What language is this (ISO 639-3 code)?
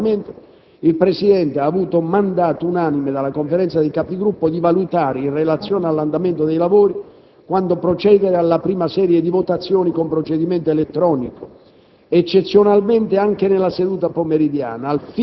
ita